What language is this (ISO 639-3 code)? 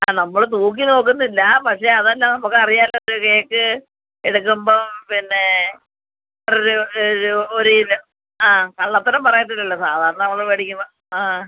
mal